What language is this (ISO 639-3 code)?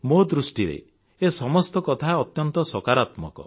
ori